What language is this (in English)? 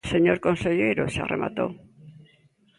Galician